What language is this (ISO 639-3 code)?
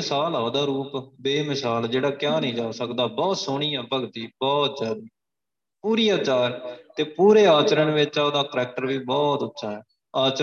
pan